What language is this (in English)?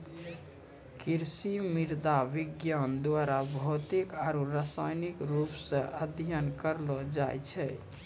Maithili